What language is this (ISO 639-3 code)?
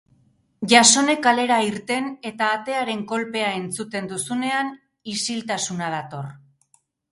eus